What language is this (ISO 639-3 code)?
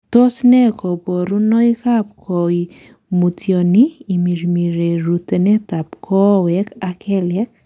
kln